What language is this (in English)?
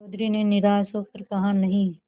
Hindi